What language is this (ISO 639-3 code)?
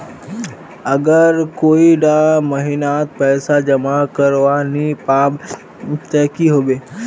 mag